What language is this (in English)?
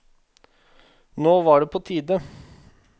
Norwegian